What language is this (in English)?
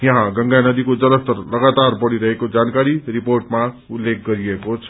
Nepali